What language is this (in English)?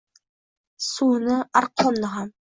Uzbek